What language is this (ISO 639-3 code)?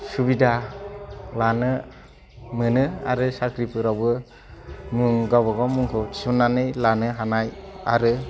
brx